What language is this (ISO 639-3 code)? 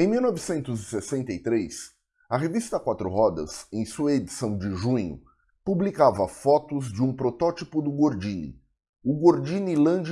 por